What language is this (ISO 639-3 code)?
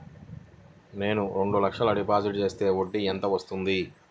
tel